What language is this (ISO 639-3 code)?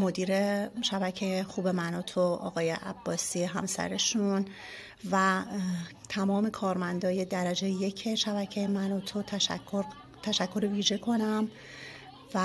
fas